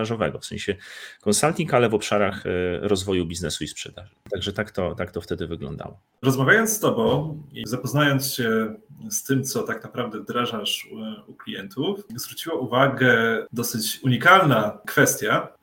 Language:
Polish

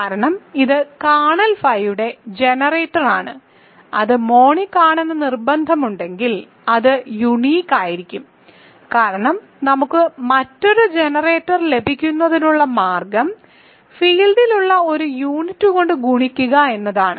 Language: Malayalam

